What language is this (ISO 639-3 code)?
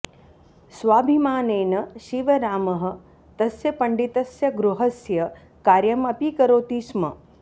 san